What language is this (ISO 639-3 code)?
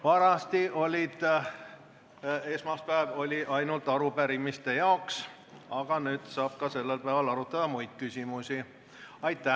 est